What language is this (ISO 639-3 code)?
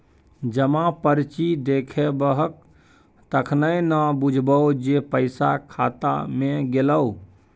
mai